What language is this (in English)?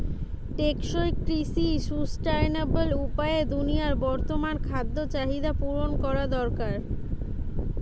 Bangla